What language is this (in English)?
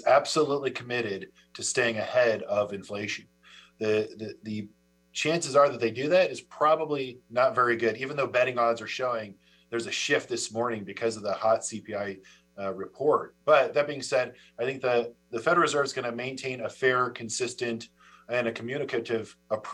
Chinese